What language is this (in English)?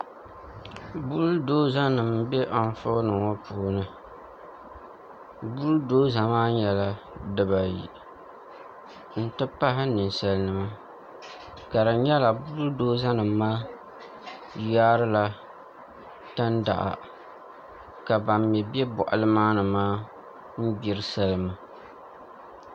Dagbani